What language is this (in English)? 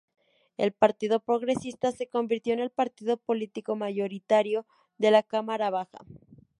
Spanish